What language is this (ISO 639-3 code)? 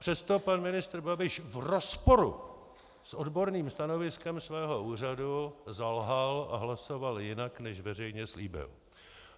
ces